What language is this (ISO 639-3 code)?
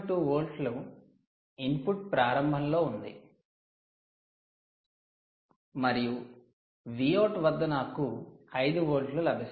tel